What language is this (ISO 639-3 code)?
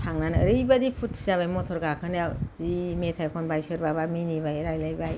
brx